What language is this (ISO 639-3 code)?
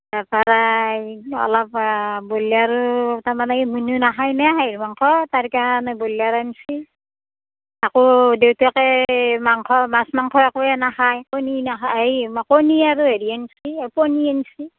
asm